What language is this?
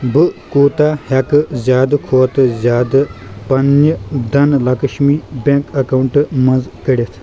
Kashmiri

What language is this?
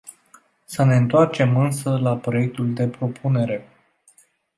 Romanian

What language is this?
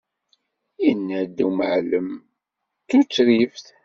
Kabyle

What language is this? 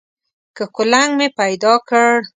Pashto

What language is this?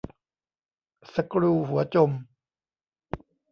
Thai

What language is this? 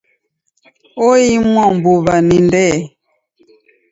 Taita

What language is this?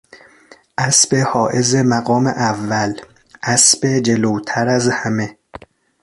Persian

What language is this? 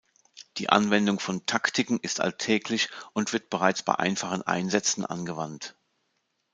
German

